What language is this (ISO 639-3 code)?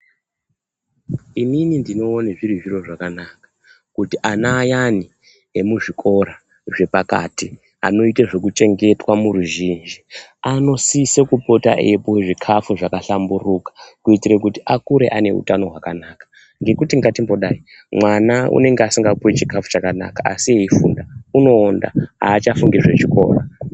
ndc